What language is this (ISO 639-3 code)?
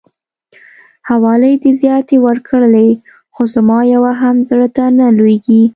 pus